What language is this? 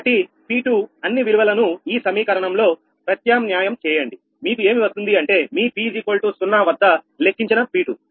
Telugu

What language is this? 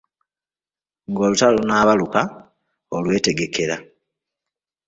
Ganda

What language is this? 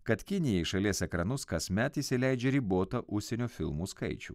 Lithuanian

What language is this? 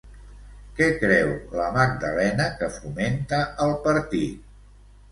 Catalan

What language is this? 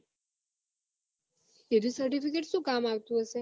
Gujarati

